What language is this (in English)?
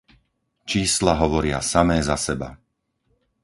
Slovak